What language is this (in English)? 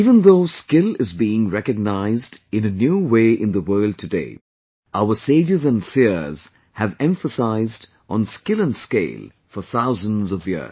English